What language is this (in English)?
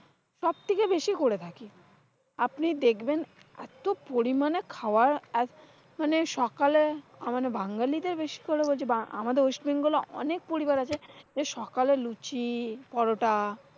Bangla